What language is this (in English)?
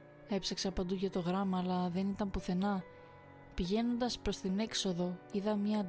Greek